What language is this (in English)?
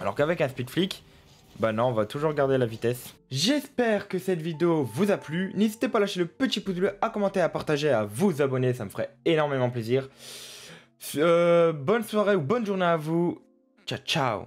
French